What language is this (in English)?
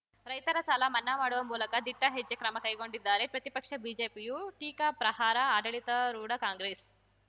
Kannada